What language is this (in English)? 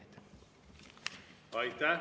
Estonian